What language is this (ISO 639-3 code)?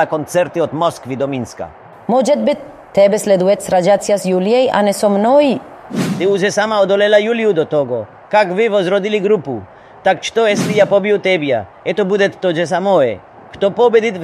pol